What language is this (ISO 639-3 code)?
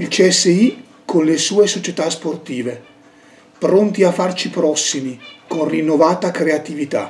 ita